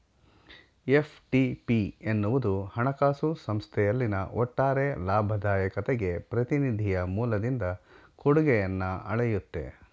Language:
Kannada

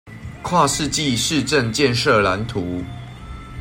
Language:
Chinese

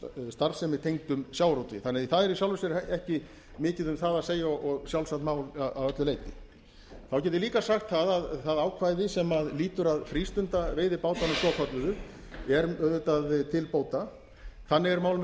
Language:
Icelandic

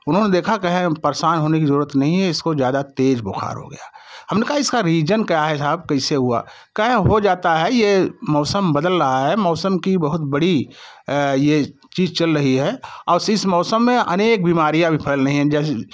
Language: Hindi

